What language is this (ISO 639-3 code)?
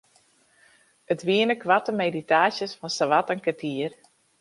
fry